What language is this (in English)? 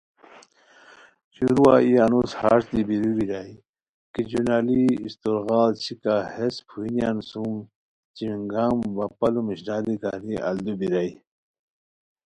Khowar